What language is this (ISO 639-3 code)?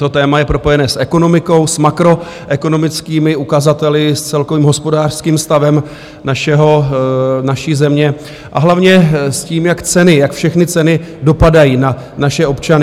ces